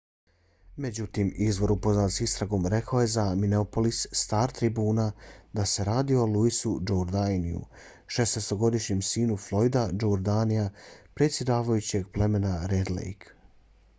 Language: Bosnian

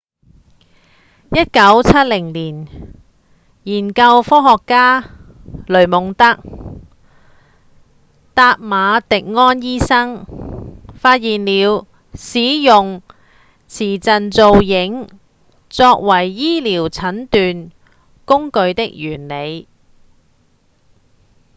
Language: Cantonese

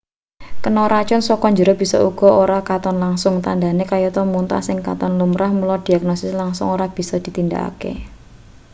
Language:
Javanese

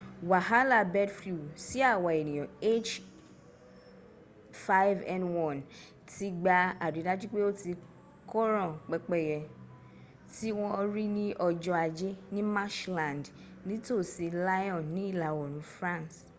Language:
Yoruba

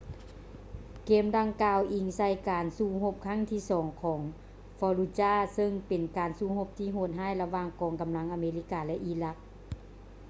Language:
Lao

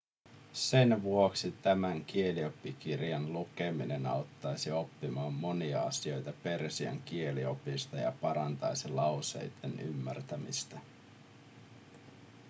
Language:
Finnish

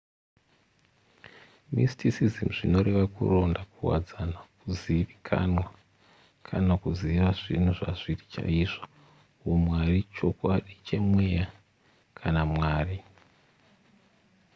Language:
Shona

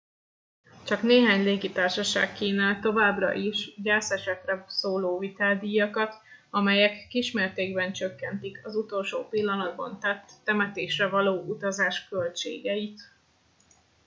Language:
Hungarian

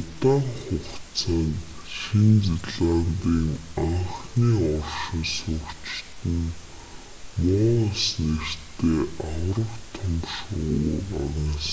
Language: Mongolian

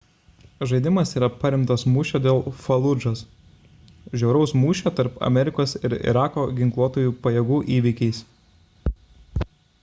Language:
Lithuanian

